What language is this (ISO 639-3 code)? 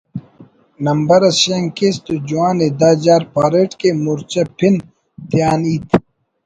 brh